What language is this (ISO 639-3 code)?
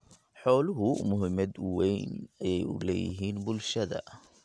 som